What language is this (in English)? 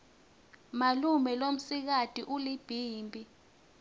Swati